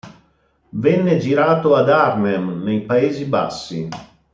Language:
Italian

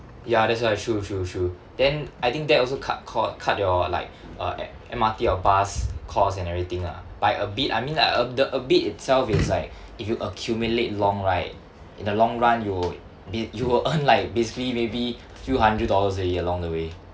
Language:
English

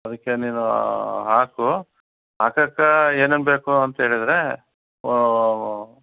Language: Kannada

